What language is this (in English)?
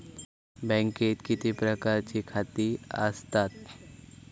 Marathi